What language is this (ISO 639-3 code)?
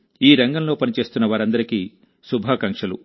tel